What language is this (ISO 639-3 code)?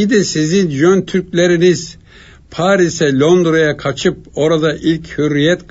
tur